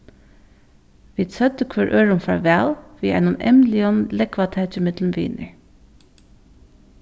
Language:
Faroese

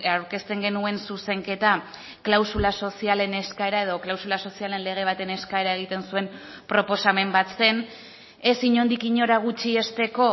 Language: Basque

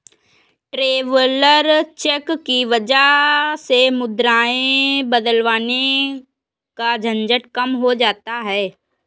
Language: Hindi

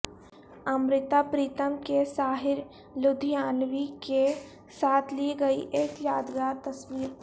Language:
Urdu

